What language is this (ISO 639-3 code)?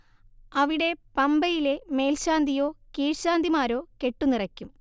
mal